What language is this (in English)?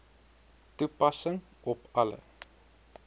Afrikaans